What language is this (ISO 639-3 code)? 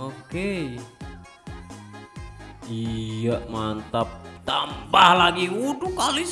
ind